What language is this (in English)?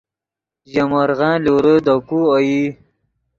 Yidgha